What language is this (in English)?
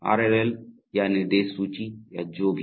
Hindi